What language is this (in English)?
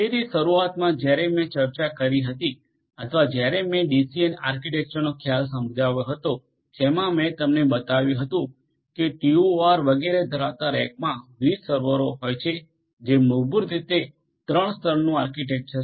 Gujarati